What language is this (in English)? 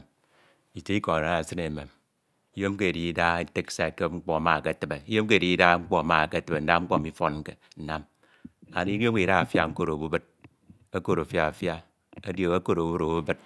Ito